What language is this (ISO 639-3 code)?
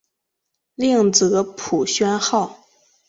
zho